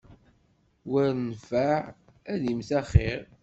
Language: Kabyle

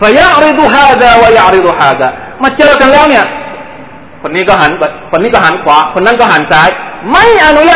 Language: Thai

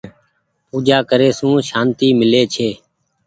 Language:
Goaria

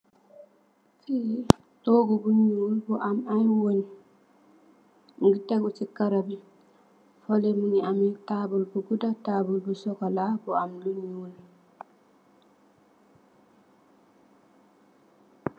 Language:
Wolof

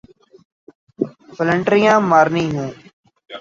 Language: Urdu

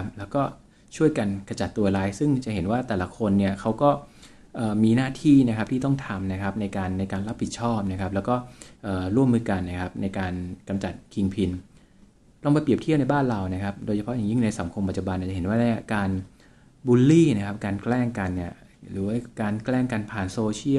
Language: Thai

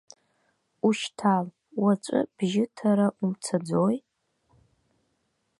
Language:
Abkhazian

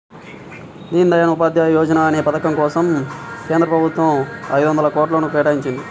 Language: Telugu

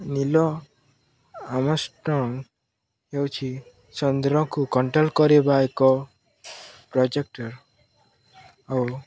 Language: Odia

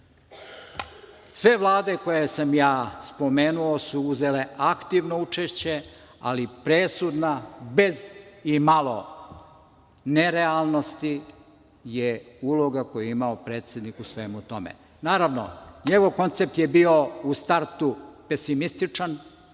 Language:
Serbian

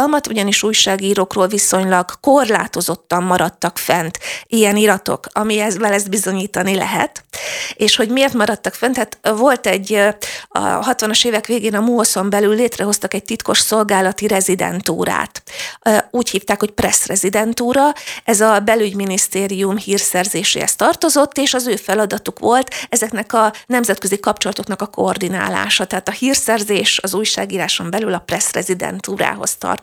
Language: Hungarian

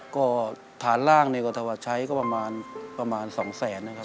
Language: Thai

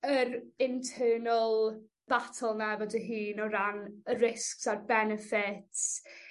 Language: Welsh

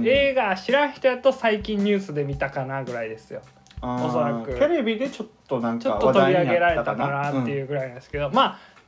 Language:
Japanese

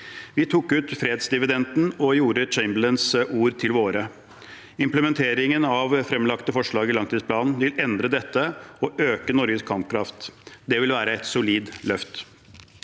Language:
Norwegian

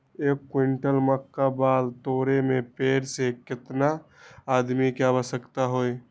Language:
Magahi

